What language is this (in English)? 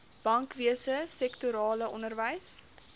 Afrikaans